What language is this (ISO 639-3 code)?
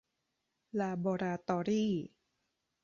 tha